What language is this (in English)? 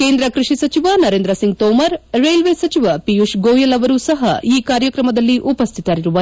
Kannada